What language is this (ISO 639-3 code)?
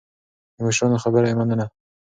pus